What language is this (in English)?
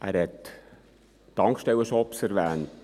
Swiss German